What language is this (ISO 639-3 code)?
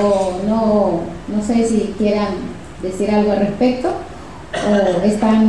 spa